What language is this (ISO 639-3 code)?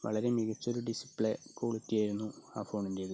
mal